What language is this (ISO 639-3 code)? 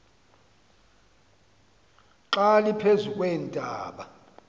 xho